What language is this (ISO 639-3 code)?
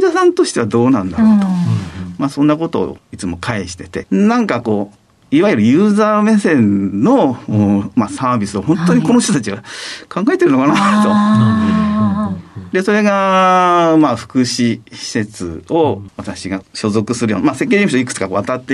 jpn